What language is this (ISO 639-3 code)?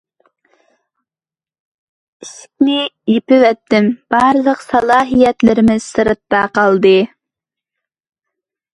uig